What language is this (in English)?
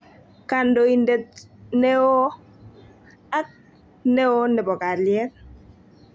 Kalenjin